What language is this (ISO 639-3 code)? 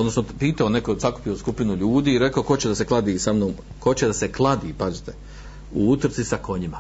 hrv